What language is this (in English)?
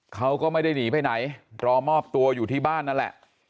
Thai